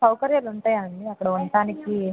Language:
Telugu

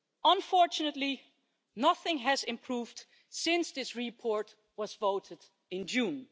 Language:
English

